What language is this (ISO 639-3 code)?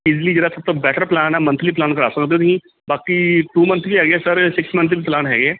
pan